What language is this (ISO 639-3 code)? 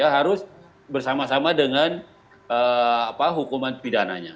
ind